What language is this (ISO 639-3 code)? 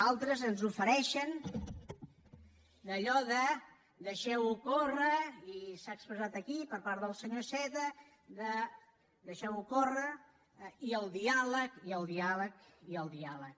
cat